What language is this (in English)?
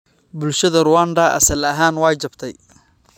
Somali